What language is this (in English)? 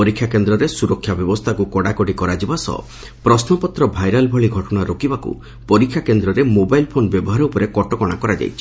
Odia